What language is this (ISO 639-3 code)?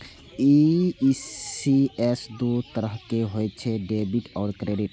mai